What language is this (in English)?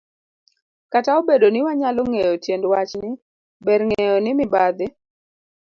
Luo (Kenya and Tanzania)